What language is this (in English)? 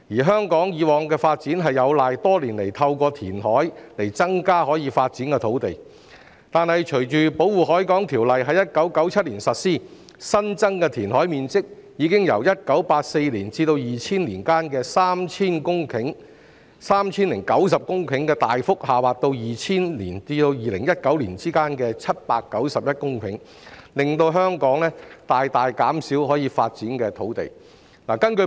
Cantonese